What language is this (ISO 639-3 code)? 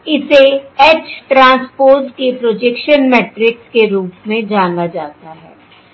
hin